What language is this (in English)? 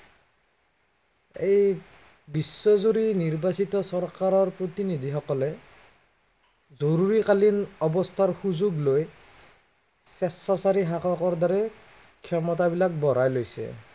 Assamese